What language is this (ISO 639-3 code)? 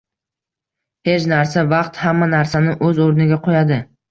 uzb